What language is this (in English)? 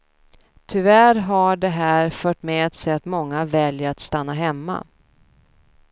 Swedish